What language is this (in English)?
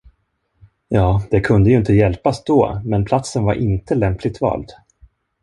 Swedish